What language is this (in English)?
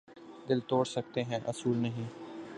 Urdu